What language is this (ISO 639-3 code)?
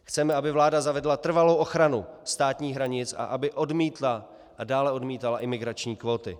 ces